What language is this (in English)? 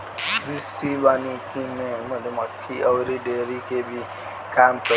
Bhojpuri